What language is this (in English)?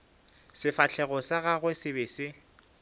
Northern Sotho